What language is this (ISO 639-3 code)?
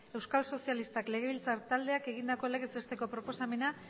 eus